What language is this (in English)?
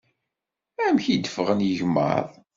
Kabyle